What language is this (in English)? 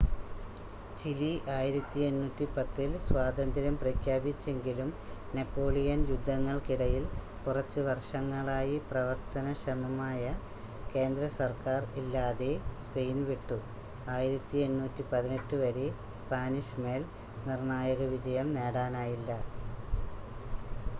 Malayalam